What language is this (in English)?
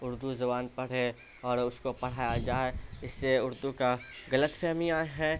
Urdu